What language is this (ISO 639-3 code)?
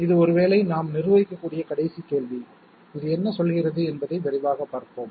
tam